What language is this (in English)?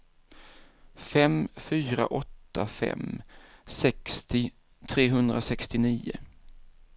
Swedish